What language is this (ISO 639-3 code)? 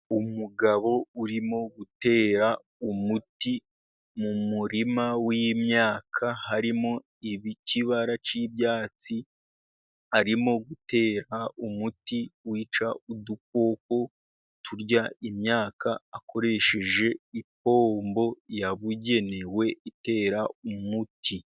kin